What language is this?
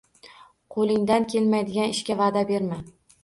Uzbek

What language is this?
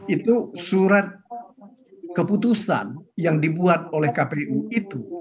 Indonesian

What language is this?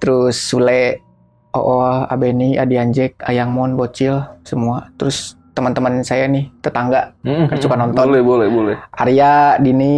Indonesian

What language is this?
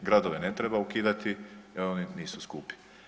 Croatian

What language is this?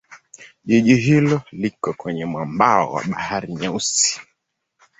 Swahili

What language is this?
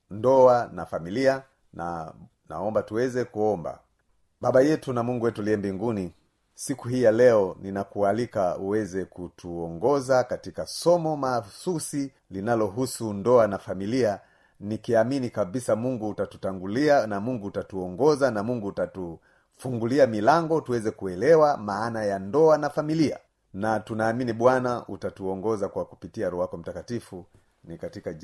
Swahili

